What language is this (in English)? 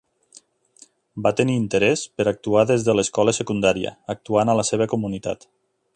Catalan